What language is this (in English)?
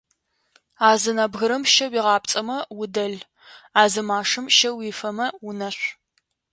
Adyghe